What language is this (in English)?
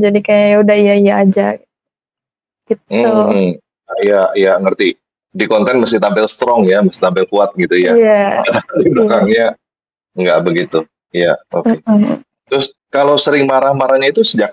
Indonesian